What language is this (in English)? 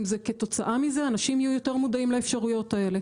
Hebrew